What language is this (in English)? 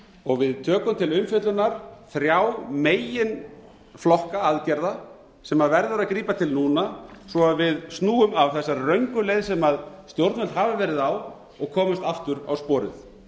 Icelandic